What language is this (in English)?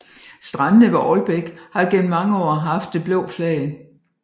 Danish